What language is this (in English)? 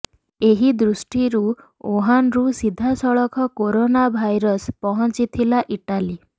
Odia